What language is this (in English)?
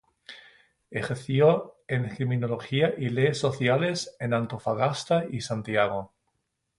Spanish